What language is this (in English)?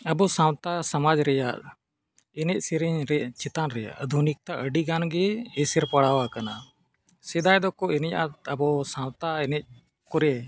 Santali